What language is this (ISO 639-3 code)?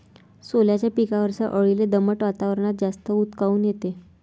mar